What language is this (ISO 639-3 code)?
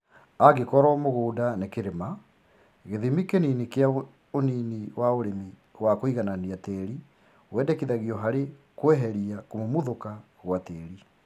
kik